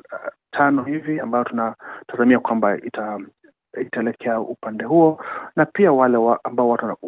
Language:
Swahili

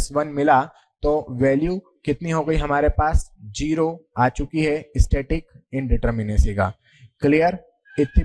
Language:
Hindi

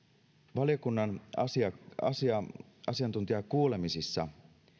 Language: Finnish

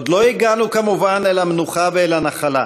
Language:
Hebrew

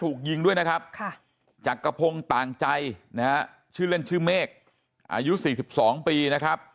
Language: Thai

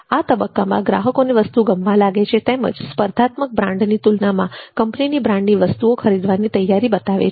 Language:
Gujarati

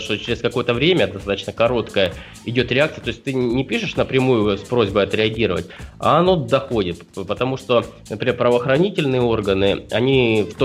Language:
Russian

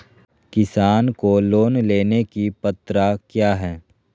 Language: Magahi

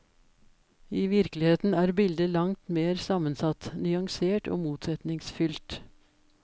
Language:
Norwegian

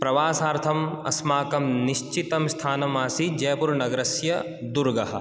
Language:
Sanskrit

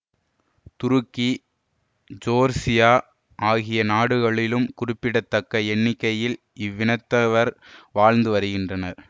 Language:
Tamil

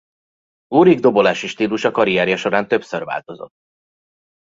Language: Hungarian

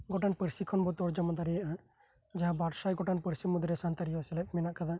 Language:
Santali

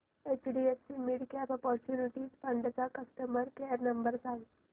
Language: Marathi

